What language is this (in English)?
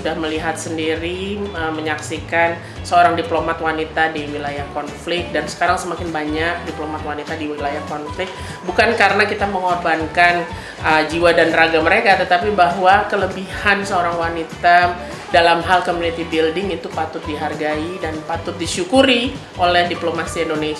Indonesian